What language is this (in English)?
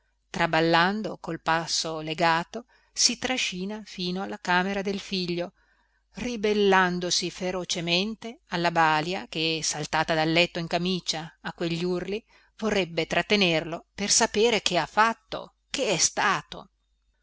Italian